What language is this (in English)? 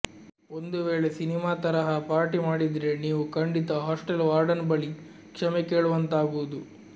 Kannada